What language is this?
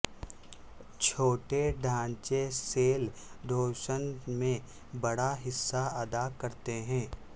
Urdu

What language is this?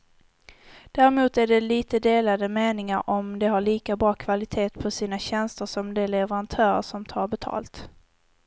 Swedish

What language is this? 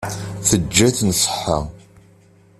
Kabyle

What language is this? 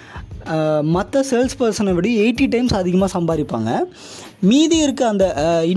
Tamil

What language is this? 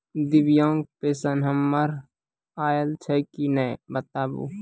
Maithili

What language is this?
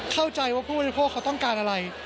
Thai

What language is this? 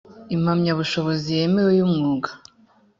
Kinyarwanda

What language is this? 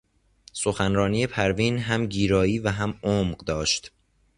Persian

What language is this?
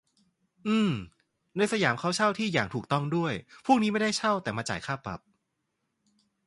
Thai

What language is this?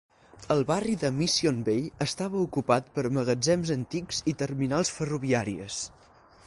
Catalan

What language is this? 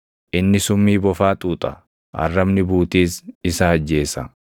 Oromo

